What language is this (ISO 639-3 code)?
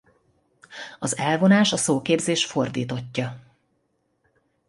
hun